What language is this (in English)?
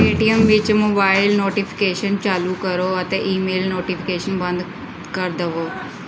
Punjabi